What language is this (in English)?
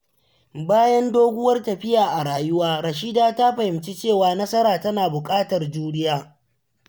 Hausa